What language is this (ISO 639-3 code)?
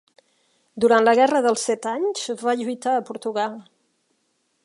cat